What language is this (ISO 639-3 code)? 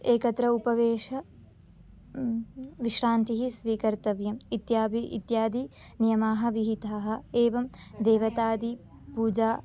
san